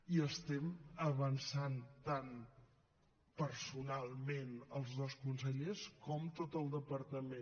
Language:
Catalan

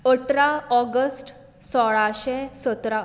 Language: Konkani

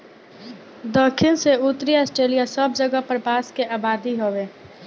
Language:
Bhojpuri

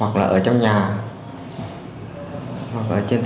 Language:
Vietnamese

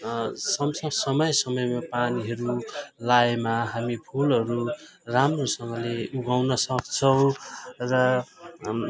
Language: Nepali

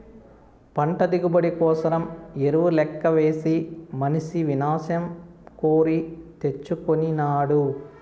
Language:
Telugu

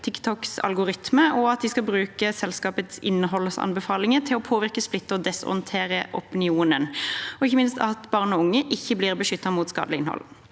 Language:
Norwegian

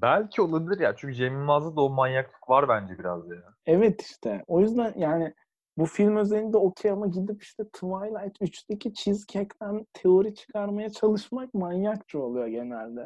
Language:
Turkish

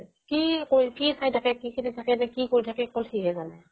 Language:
Assamese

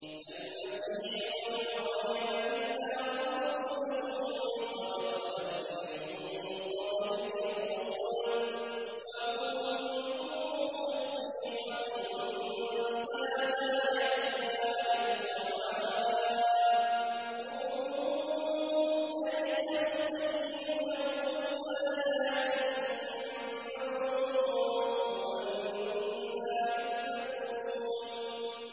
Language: Arabic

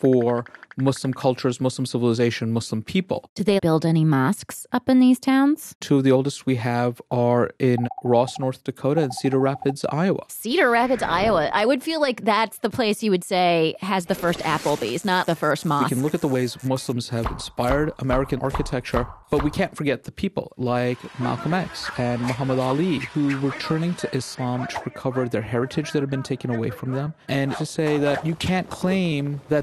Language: English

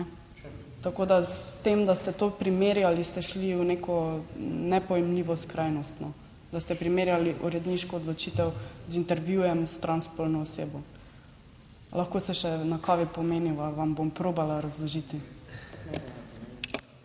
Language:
Slovenian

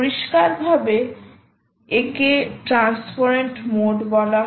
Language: Bangla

